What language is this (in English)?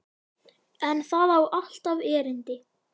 Icelandic